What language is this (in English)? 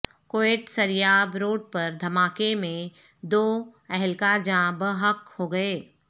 Urdu